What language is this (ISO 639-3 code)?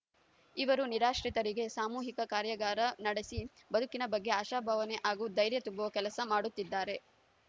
kan